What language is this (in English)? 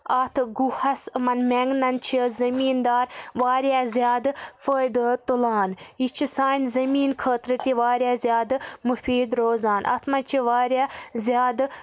Kashmiri